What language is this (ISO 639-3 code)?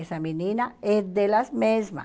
por